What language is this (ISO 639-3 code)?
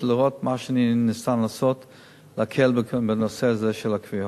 heb